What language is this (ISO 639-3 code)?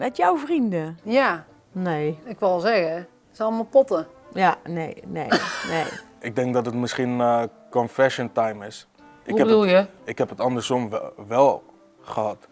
nld